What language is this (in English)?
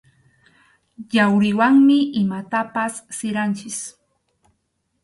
Arequipa-La Unión Quechua